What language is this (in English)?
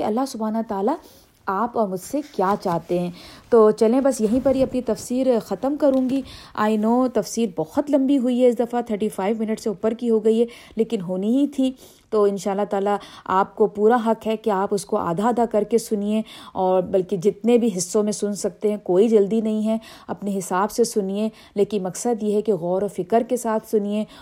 Urdu